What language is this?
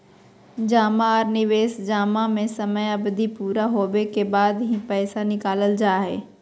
Magahi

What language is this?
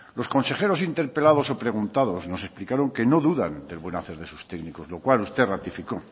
Spanish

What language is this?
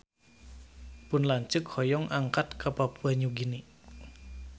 Sundanese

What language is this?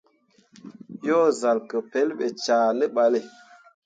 Mundang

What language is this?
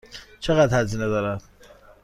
Persian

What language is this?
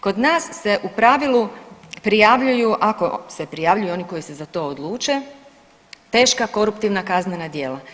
Croatian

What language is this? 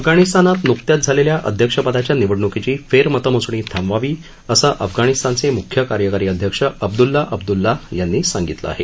Marathi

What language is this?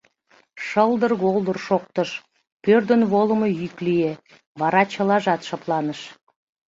Mari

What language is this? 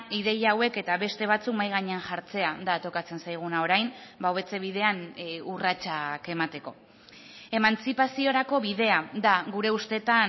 Basque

